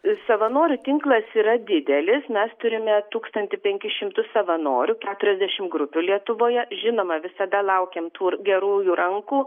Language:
Lithuanian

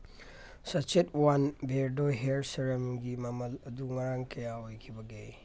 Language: Manipuri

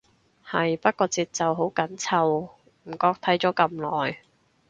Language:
Cantonese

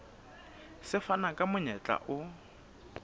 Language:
Southern Sotho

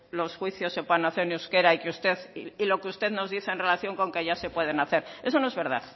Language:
Spanish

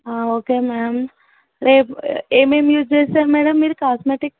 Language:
Telugu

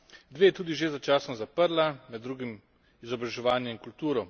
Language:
Slovenian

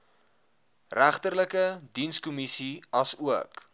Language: Afrikaans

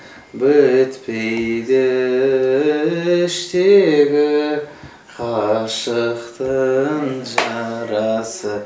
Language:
Kazakh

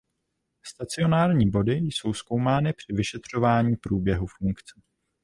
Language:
Czech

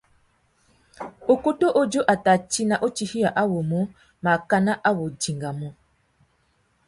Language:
Tuki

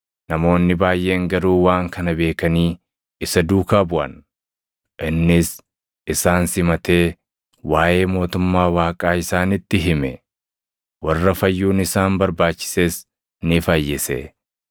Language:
Oromo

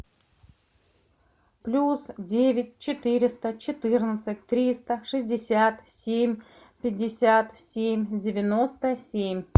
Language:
Russian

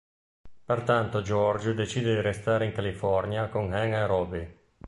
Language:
Italian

